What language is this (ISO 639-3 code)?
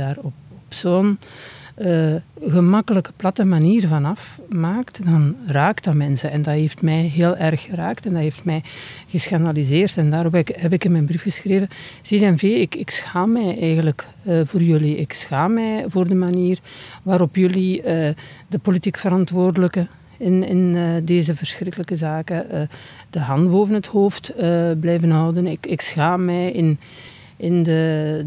nld